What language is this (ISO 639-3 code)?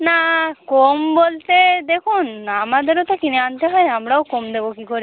ben